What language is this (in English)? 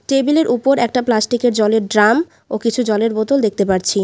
Bangla